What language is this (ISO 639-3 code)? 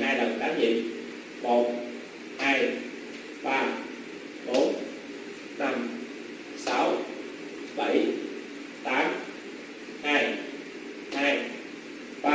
vie